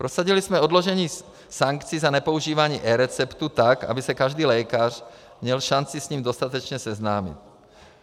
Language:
Czech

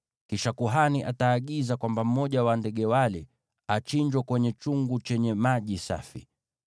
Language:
Swahili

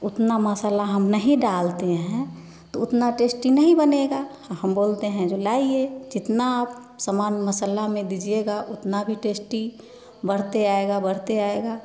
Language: Hindi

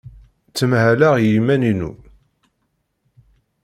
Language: Kabyle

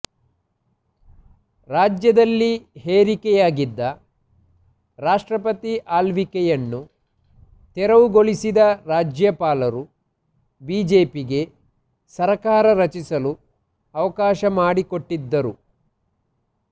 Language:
Kannada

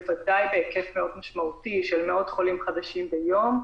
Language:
Hebrew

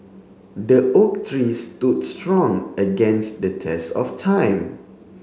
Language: English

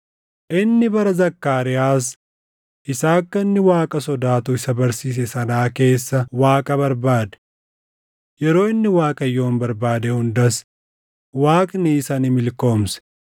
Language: Oromo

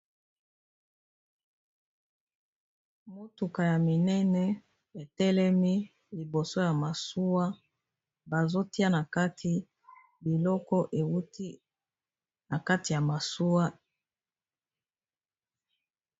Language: Lingala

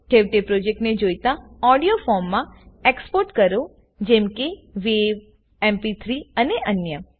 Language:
Gujarati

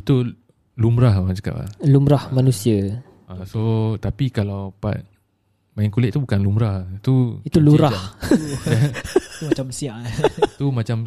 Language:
Malay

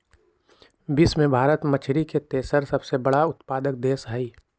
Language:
Magahi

